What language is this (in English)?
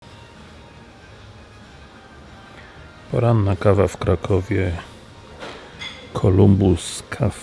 Polish